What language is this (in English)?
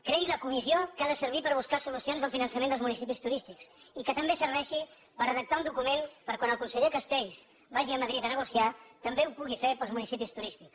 Catalan